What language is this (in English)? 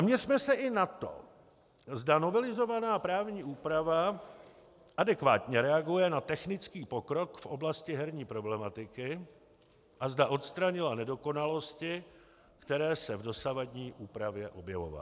Czech